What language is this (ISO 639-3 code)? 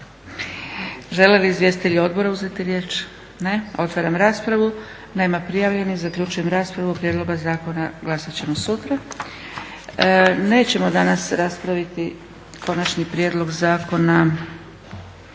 hrv